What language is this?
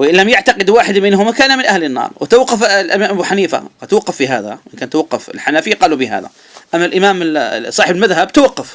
Arabic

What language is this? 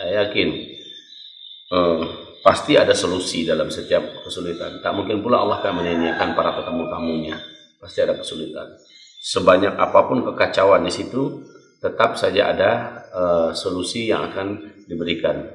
Indonesian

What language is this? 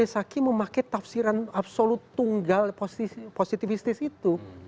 Indonesian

